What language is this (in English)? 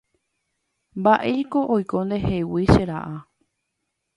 Guarani